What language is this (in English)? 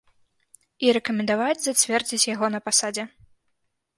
Belarusian